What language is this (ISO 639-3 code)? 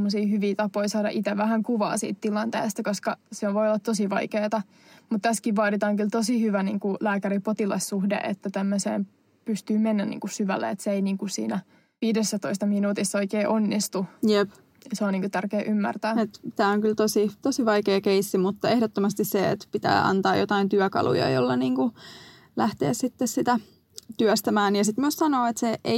fin